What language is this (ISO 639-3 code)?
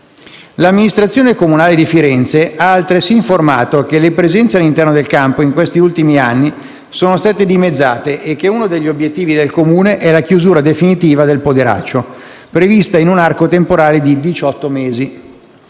ita